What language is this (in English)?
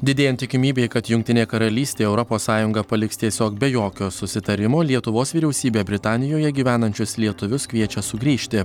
Lithuanian